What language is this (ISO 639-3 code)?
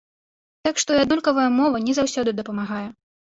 bel